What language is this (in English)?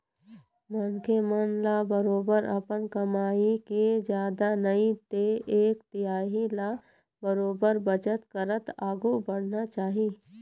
Chhattisgarhi